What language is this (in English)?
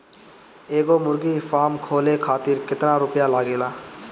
Bhojpuri